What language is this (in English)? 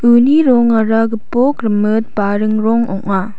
Garo